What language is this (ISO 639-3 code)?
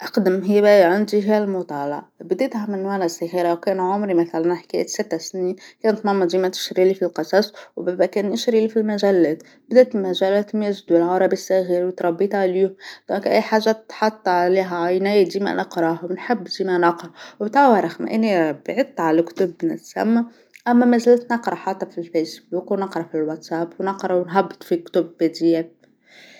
aeb